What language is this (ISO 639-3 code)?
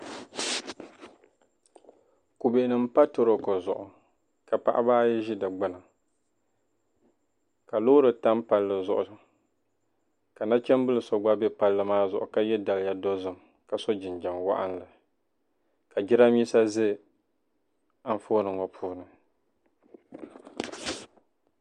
dag